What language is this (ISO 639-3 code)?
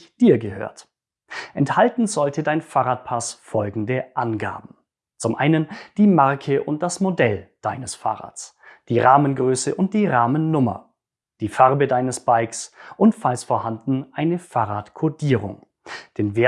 deu